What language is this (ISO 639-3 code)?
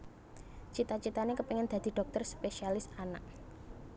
jav